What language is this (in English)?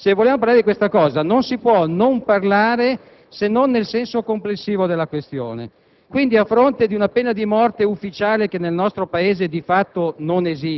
Italian